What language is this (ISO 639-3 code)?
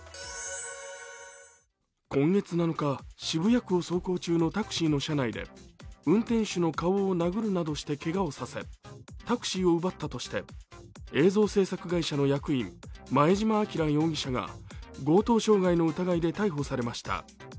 jpn